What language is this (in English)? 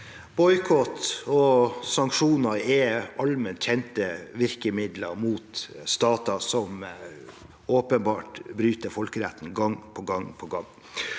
Norwegian